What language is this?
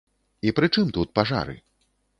Belarusian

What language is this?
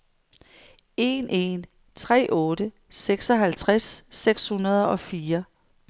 Danish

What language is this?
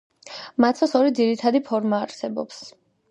Georgian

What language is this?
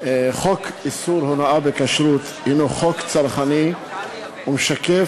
Hebrew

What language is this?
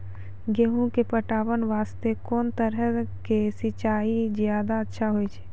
Maithili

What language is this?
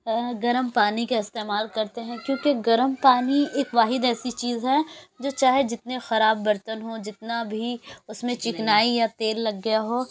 Urdu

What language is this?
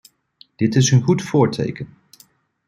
Dutch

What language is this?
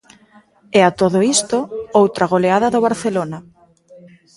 Galician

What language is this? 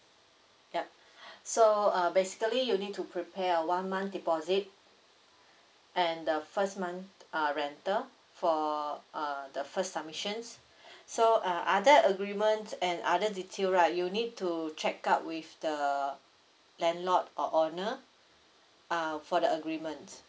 English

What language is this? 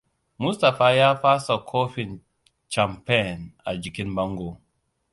Hausa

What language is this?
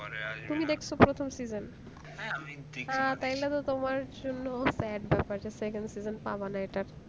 Bangla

